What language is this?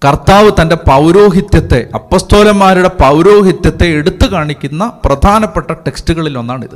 Malayalam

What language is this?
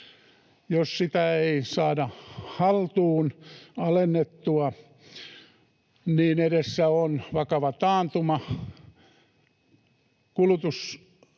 Finnish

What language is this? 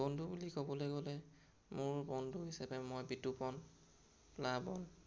Assamese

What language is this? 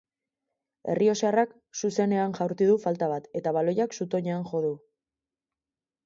Basque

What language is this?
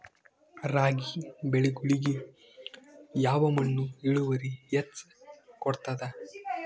Kannada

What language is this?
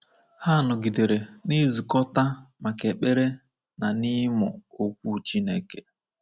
Igbo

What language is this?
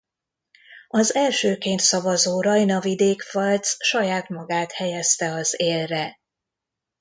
Hungarian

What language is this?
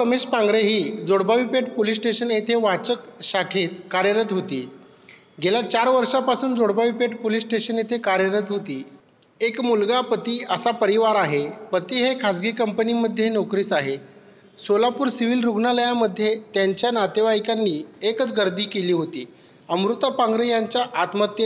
Hindi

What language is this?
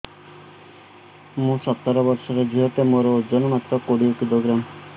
Odia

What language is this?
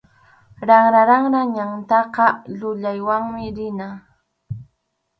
Arequipa-La Unión Quechua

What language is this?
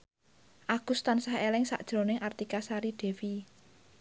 Javanese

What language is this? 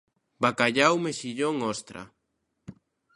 Galician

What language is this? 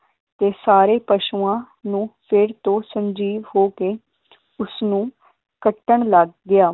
Punjabi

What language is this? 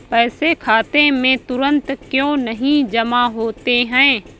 Hindi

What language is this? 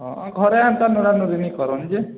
Odia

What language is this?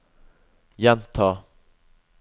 Norwegian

